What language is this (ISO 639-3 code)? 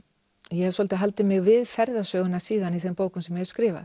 isl